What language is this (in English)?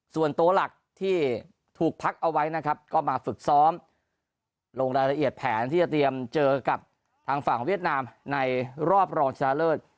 Thai